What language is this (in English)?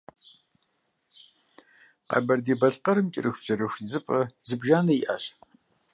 Kabardian